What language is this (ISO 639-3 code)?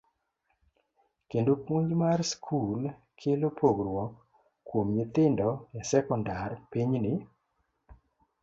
luo